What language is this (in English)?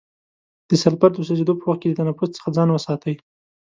Pashto